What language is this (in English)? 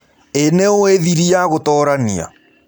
Kikuyu